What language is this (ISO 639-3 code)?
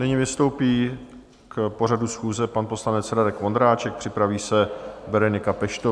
ces